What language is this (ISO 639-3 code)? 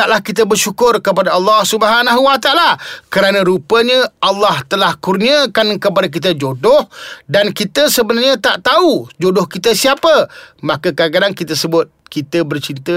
msa